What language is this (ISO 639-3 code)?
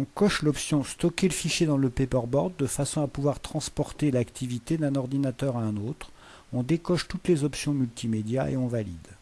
fra